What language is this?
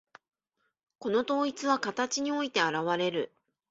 Japanese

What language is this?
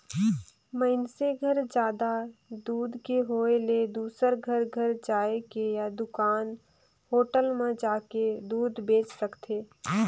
Chhattisgarhi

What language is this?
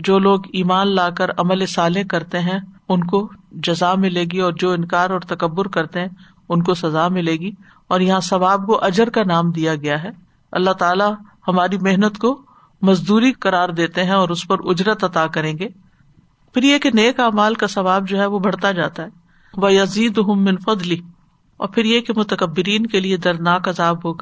Urdu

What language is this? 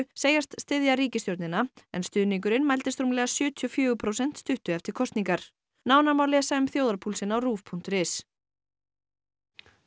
Icelandic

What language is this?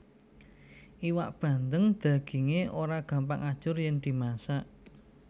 Javanese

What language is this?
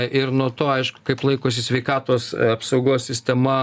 Lithuanian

